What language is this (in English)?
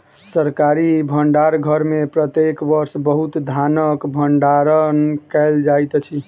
Maithili